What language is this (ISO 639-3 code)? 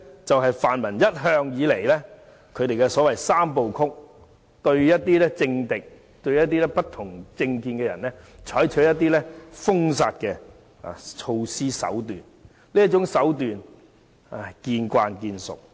yue